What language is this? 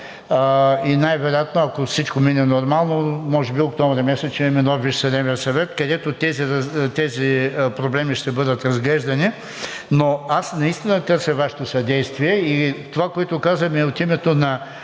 Bulgarian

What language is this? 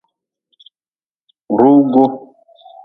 Nawdm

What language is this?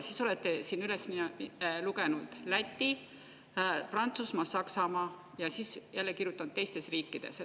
Estonian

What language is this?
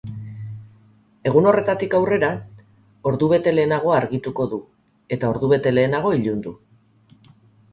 Basque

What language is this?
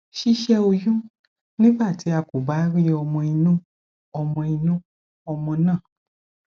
Yoruba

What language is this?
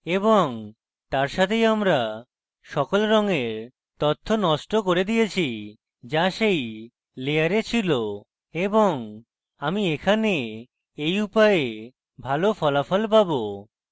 Bangla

